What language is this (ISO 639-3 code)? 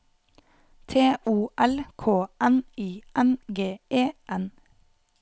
nor